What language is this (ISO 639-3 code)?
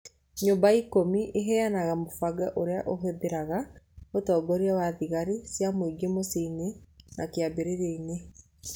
kik